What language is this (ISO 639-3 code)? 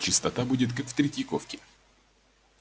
rus